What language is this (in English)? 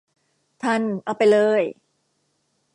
Thai